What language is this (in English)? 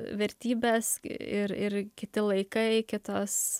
Lithuanian